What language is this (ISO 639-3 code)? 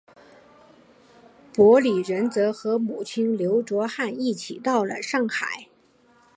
zho